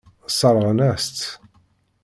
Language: Kabyle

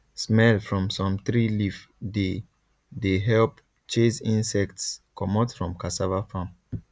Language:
Nigerian Pidgin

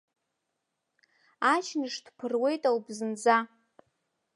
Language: Abkhazian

